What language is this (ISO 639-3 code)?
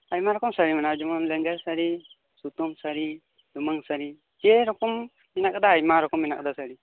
sat